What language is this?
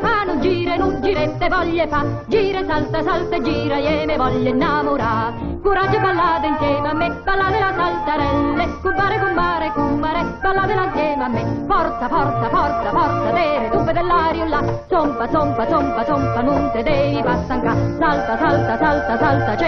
Italian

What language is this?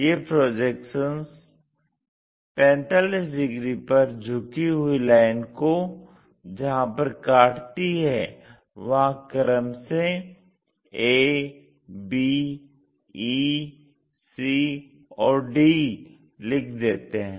Hindi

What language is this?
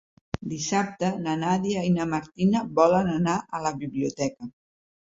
Catalan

